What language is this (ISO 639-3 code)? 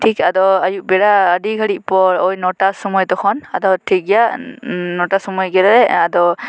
sat